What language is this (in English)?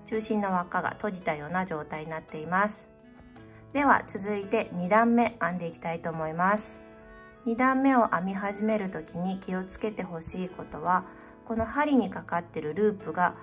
Japanese